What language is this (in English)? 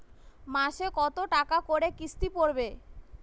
Bangla